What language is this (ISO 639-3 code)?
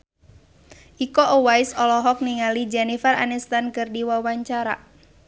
sun